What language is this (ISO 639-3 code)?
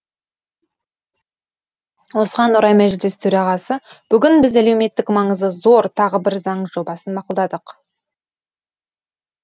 kaz